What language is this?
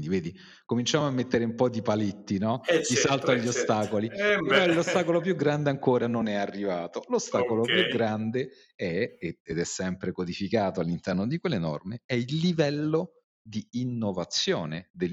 Italian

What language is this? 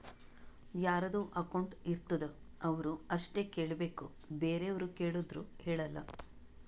Kannada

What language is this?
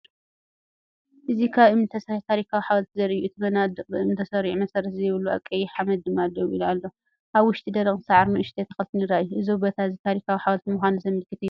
Tigrinya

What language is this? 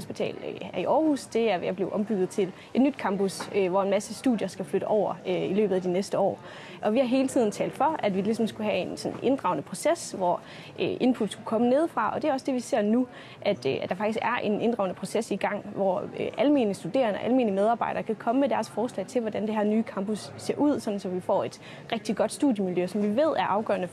Danish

